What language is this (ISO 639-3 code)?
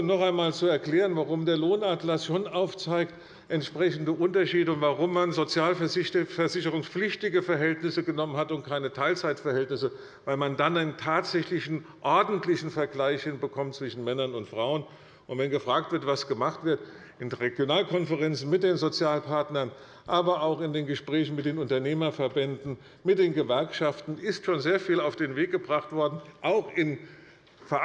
deu